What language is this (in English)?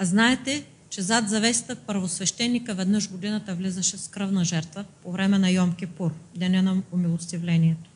Bulgarian